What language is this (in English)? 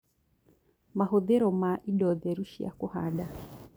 Kikuyu